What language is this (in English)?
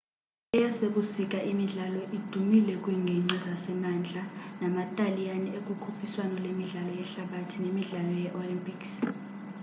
Xhosa